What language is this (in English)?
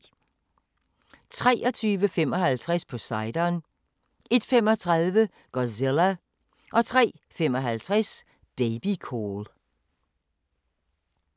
Danish